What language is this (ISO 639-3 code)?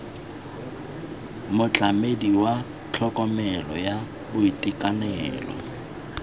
tsn